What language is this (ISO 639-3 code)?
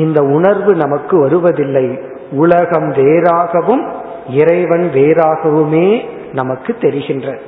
tam